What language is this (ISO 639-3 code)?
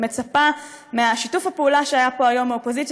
heb